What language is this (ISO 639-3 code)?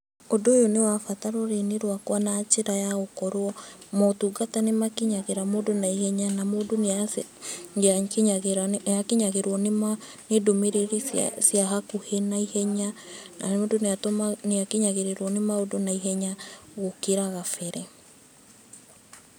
kik